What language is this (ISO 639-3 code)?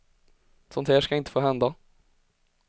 swe